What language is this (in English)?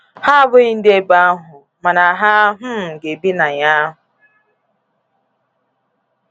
Igbo